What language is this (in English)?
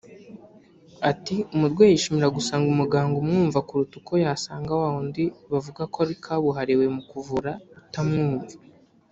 Kinyarwanda